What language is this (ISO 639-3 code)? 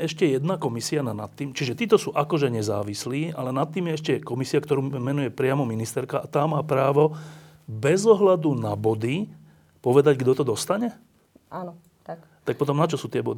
slk